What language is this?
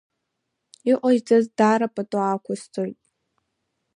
Abkhazian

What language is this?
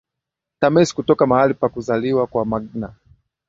Swahili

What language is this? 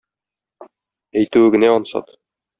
Tatar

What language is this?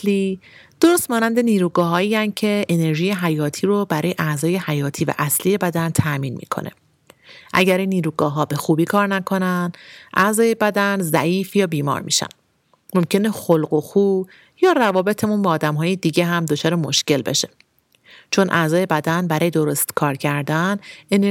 Persian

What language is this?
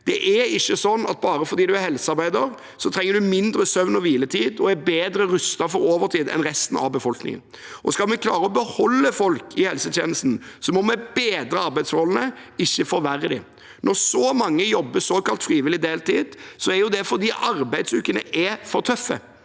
Norwegian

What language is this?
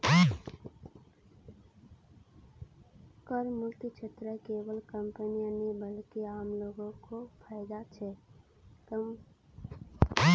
Magahi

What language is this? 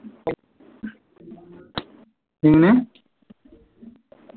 Malayalam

